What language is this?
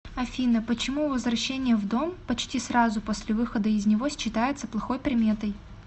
Russian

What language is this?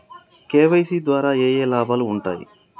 Telugu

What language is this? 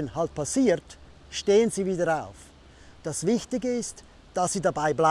German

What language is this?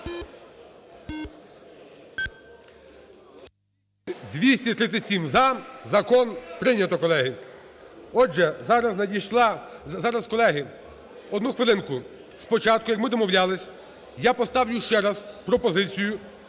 Ukrainian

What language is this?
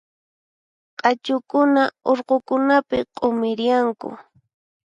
Puno Quechua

